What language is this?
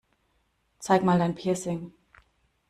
German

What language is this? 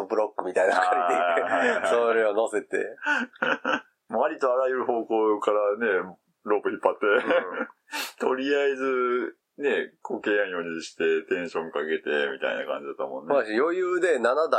Japanese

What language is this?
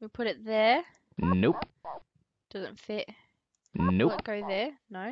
English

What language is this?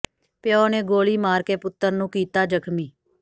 Punjabi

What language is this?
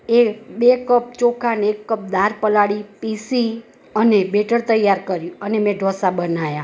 Gujarati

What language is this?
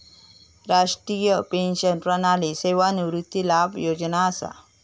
Marathi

